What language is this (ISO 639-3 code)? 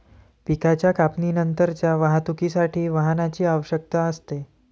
mar